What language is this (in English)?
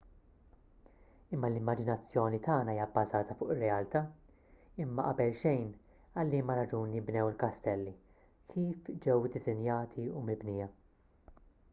Maltese